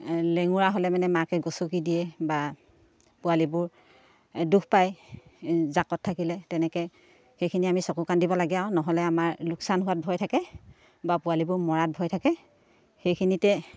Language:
Assamese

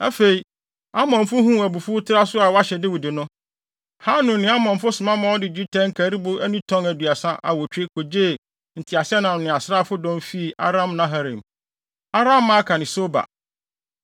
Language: Akan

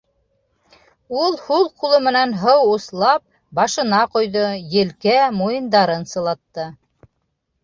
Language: Bashkir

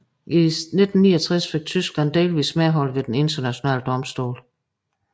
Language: Danish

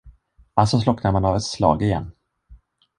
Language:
Swedish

